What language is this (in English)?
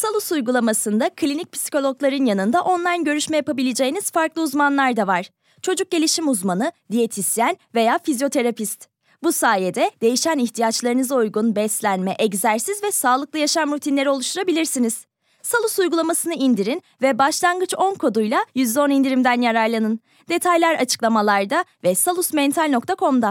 Turkish